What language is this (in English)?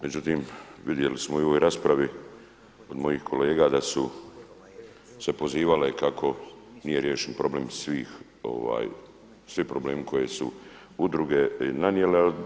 Croatian